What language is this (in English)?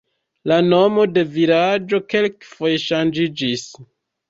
Esperanto